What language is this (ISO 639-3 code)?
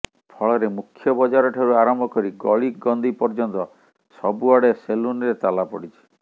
ori